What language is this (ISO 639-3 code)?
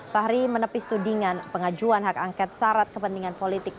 ind